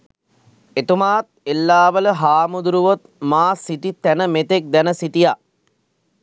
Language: Sinhala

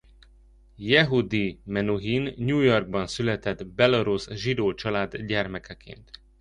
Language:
Hungarian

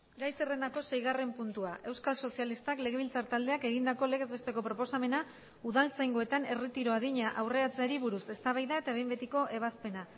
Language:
Basque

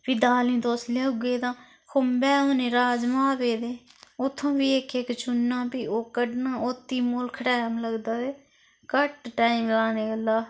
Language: Dogri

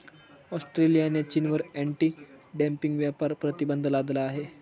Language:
Marathi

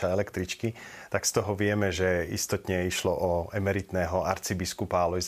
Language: Slovak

